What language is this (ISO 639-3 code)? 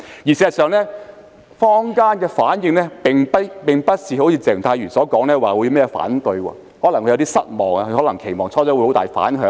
yue